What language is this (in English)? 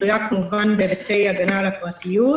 Hebrew